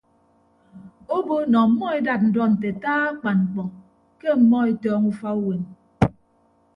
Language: Ibibio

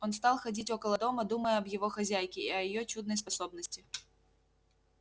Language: Russian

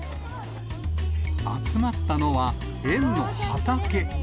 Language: Japanese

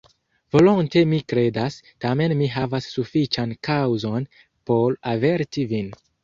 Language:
Esperanto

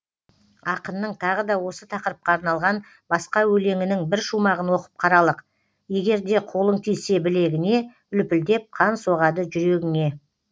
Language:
Kazakh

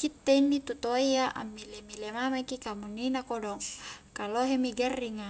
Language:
Highland Konjo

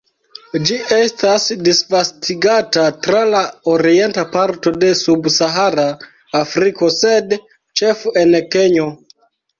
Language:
Esperanto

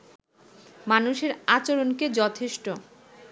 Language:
Bangla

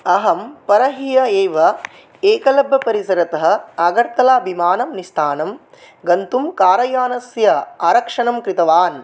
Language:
Sanskrit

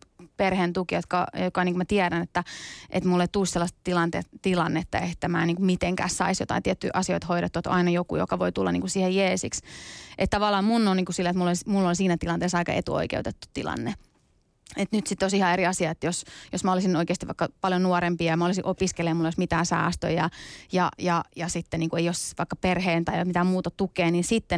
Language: Finnish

